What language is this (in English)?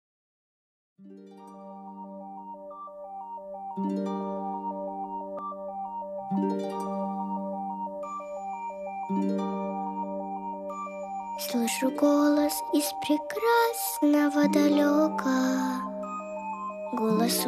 Russian